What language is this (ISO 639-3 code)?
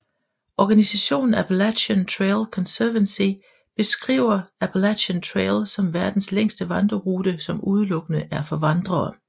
dan